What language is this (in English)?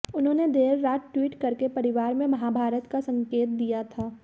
Hindi